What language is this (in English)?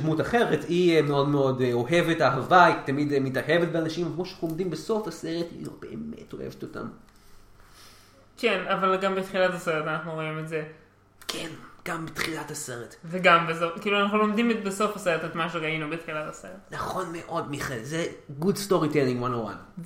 Hebrew